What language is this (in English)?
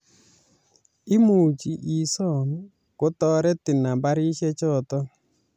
Kalenjin